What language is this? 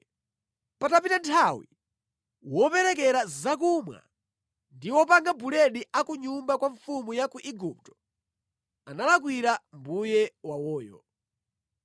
Nyanja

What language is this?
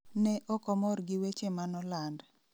Luo (Kenya and Tanzania)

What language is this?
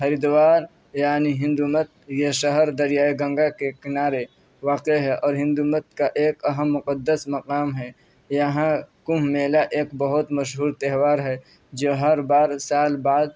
Urdu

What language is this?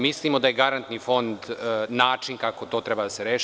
Serbian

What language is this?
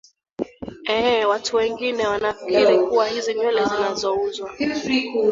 Swahili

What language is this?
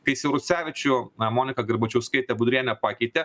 Lithuanian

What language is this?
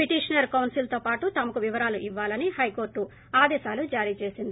Telugu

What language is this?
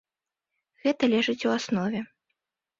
Belarusian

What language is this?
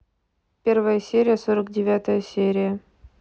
Russian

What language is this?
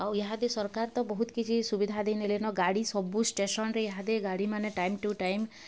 Odia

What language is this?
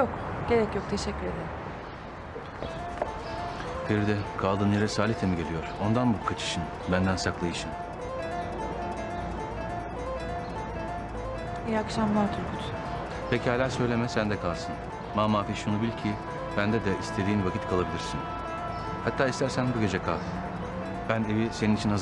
Turkish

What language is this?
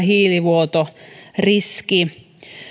Finnish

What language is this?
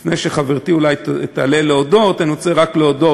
Hebrew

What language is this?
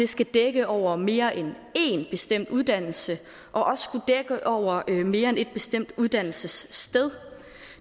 Danish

